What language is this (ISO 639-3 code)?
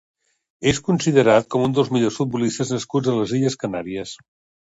cat